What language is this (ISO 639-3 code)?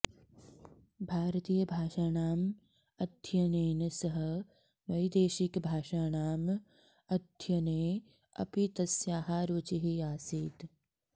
san